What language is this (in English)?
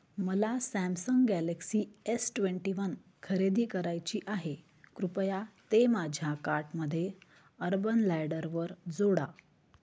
Marathi